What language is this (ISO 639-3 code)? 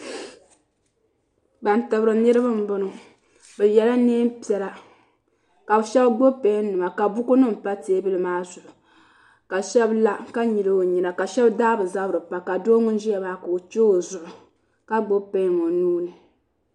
dag